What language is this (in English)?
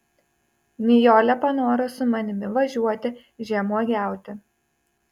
Lithuanian